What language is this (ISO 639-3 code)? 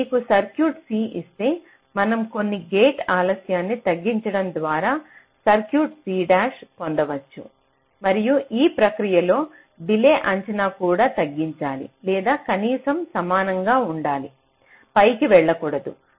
tel